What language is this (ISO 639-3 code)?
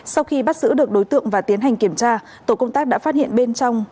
vie